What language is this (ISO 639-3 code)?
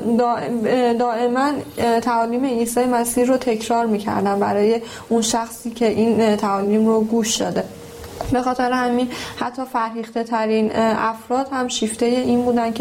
fas